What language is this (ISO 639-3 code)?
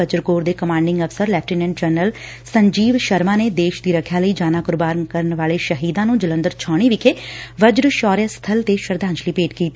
pan